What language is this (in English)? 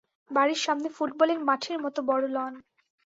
Bangla